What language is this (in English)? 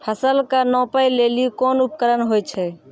Maithili